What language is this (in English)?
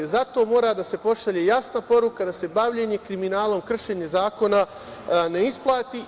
Serbian